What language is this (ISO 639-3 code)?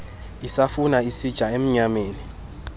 xho